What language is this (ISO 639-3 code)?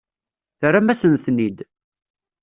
kab